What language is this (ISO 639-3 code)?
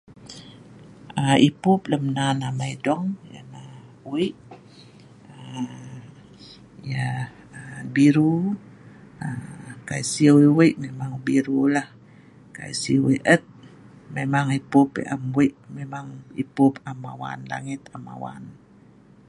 snv